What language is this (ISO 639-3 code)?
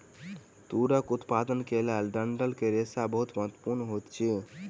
mai